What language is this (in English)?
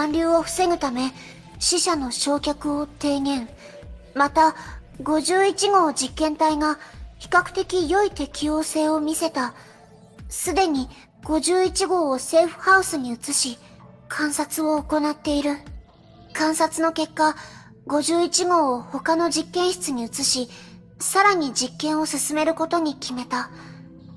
Japanese